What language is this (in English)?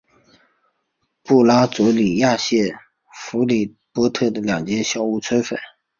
Chinese